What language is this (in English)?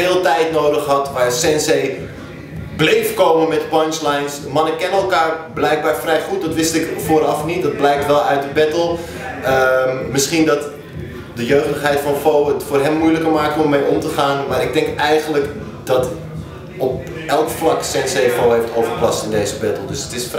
Dutch